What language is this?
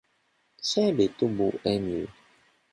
Polish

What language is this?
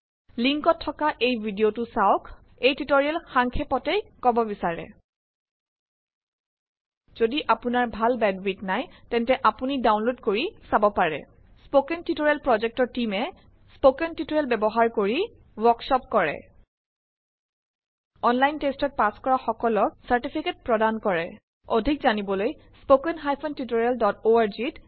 Assamese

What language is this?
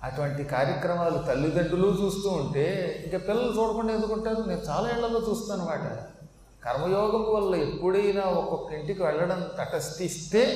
Telugu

